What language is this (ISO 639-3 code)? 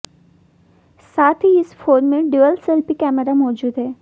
hin